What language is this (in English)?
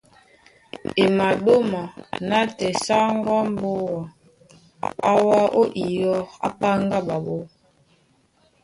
Duala